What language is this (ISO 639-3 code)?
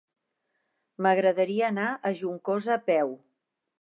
cat